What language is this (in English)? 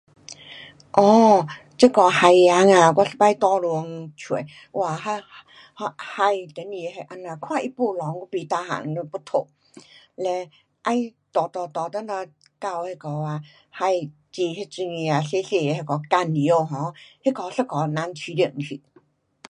Pu-Xian Chinese